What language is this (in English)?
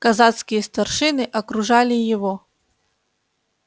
Russian